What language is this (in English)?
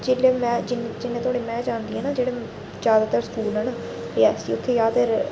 Dogri